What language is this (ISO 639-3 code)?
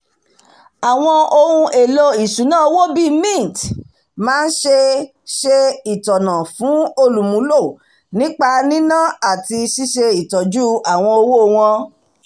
yor